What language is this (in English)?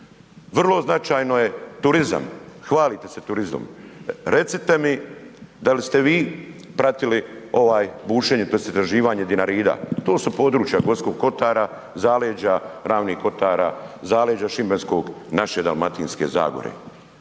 Croatian